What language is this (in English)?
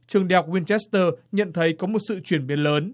Vietnamese